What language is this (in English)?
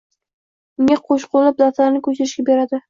Uzbek